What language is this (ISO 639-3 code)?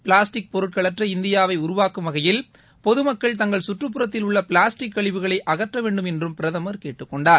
tam